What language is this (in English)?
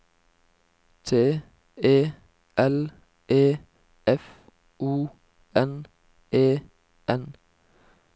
Norwegian